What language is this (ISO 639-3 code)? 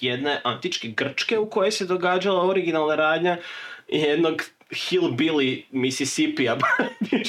hrv